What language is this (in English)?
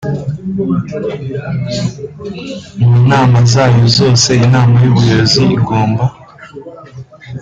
Kinyarwanda